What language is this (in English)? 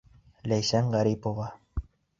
Bashkir